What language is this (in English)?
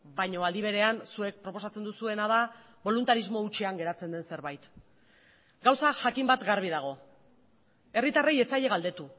Basque